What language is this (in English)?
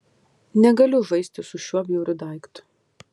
Lithuanian